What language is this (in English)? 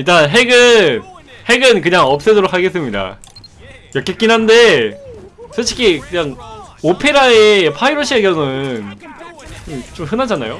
Korean